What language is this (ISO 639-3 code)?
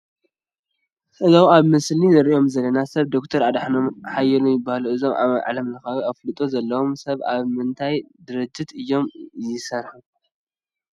tir